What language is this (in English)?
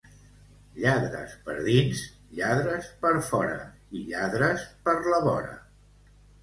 Catalan